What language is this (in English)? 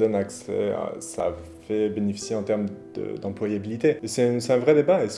French